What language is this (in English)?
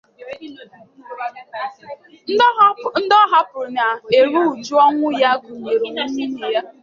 Igbo